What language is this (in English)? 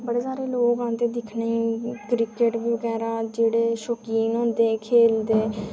Dogri